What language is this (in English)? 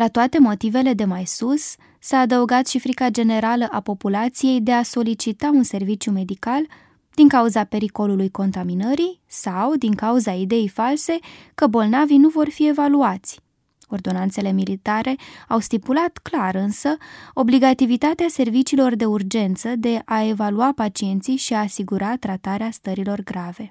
Romanian